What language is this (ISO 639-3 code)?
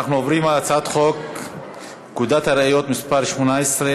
heb